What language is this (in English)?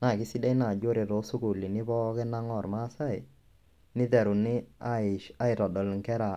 Masai